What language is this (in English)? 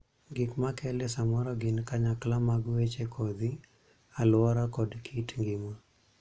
Luo (Kenya and Tanzania)